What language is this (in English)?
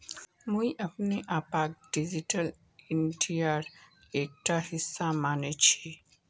Magahi